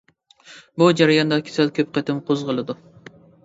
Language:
Uyghur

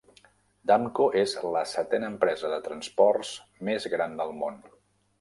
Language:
Catalan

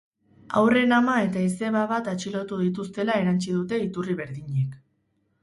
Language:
Basque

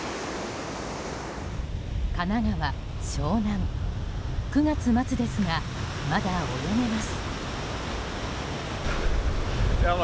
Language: Japanese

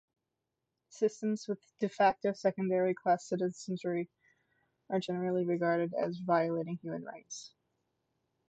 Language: English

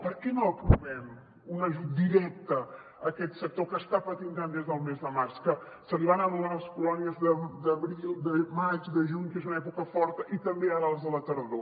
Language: Catalan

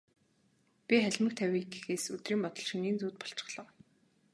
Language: Mongolian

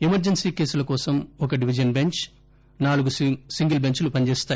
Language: Telugu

